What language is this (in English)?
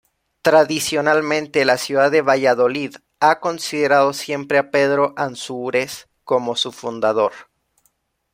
Spanish